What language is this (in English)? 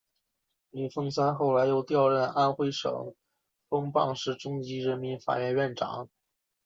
Chinese